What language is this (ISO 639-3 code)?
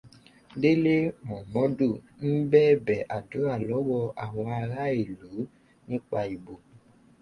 yor